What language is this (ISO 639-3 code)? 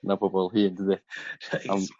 cym